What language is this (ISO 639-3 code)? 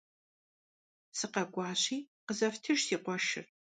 kbd